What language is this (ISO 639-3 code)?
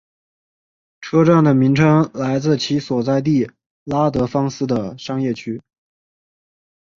zho